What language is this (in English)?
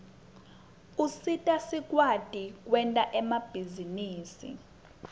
Swati